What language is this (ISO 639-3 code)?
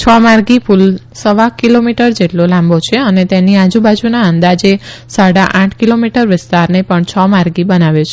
guj